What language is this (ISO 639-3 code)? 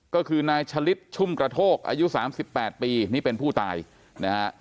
tha